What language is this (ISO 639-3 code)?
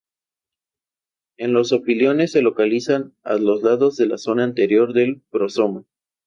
spa